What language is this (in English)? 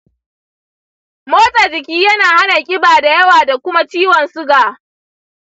Hausa